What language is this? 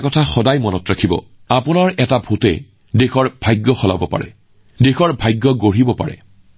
Assamese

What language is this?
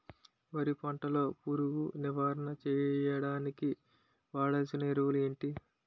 Telugu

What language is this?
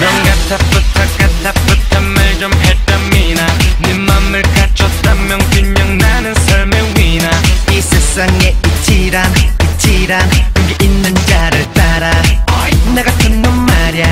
Bulgarian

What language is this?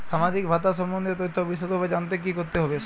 Bangla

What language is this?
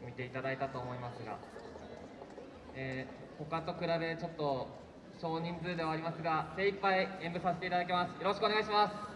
Japanese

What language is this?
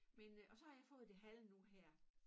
Danish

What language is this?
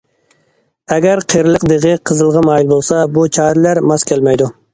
Uyghur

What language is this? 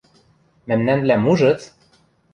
Western Mari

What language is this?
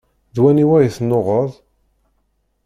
Kabyle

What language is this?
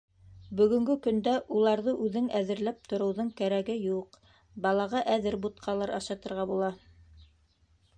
Bashkir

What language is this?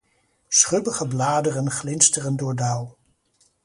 Dutch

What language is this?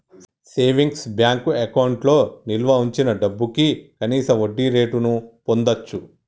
Telugu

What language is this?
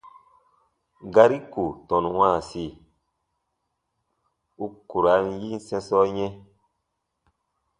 Baatonum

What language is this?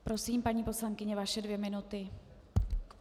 Czech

